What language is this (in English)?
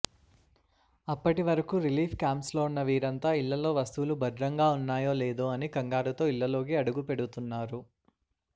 Telugu